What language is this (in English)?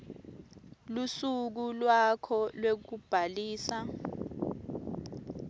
Swati